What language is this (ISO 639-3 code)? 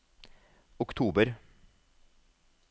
nor